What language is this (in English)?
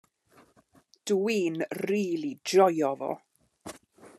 Welsh